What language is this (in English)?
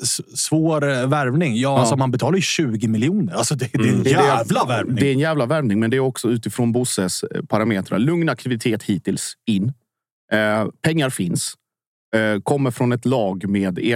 Swedish